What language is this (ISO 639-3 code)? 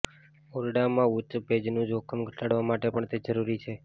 guj